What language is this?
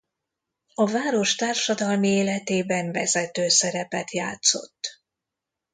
Hungarian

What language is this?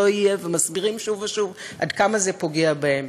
Hebrew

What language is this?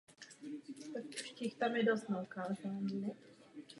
Czech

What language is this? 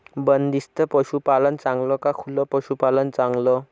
Marathi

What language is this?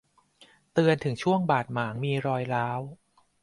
Thai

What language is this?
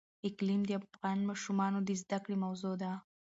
Pashto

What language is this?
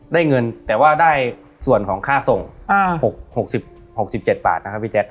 Thai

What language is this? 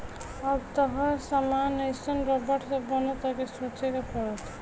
Bhojpuri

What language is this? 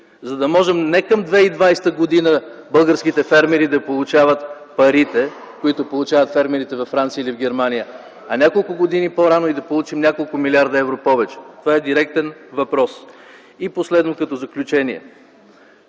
Bulgarian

